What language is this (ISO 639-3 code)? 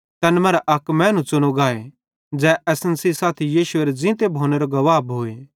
bhd